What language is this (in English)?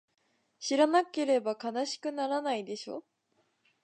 Japanese